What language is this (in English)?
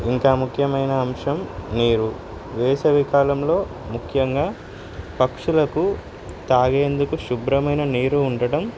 Telugu